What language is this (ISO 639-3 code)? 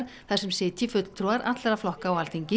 isl